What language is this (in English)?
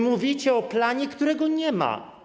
Polish